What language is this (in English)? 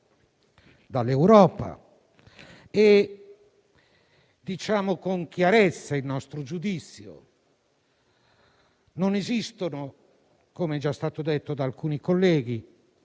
Italian